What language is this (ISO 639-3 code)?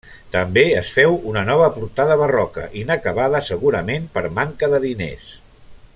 cat